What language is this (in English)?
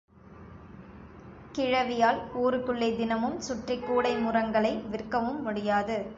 Tamil